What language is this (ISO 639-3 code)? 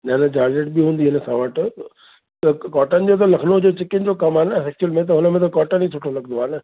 snd